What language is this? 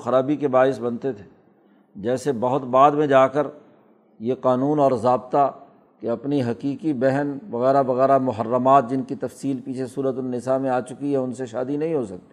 Urdu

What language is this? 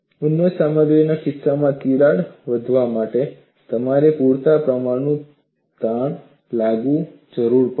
Gujarati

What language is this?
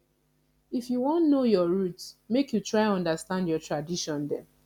Nigerian Pidgin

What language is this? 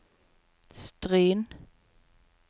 Norwegian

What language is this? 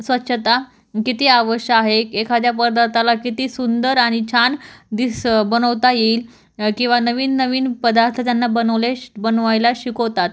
Marathi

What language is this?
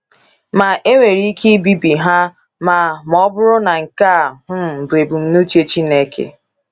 Igbo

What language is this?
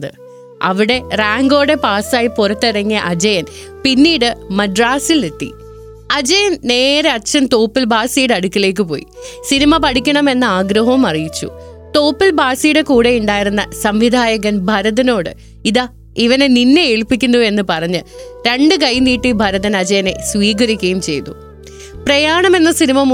Malayalam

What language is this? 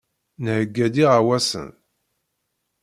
Kabyle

